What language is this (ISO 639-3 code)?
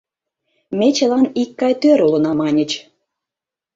chm